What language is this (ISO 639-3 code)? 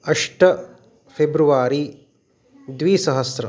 san